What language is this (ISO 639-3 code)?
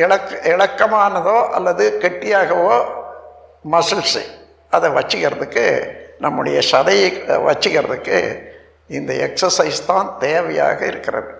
tam